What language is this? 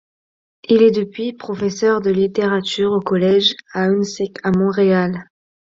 French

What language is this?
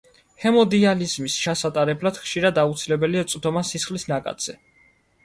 Georgian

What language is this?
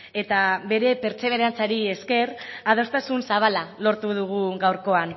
Basque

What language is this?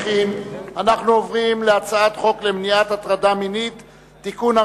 Hebrew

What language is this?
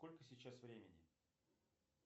Russian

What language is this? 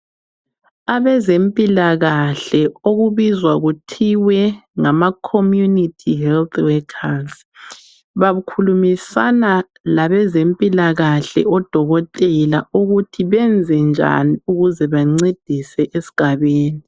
North Ndebele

